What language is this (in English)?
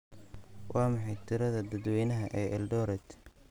Somali